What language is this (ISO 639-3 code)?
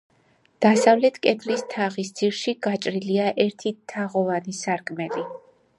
kat